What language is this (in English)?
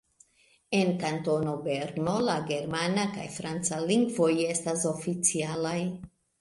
Esperanto